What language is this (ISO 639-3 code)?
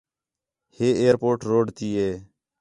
xhe